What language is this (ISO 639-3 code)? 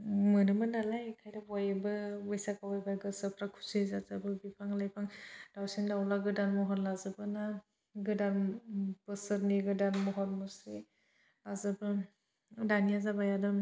brx